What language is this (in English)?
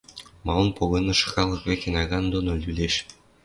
Western Mari